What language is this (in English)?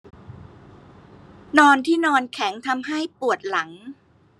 Thai